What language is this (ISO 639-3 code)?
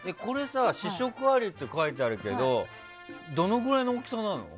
jpn